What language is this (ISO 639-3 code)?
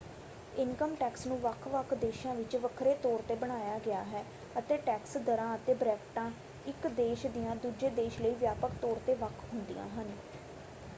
pan